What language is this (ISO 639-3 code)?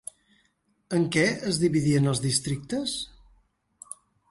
cat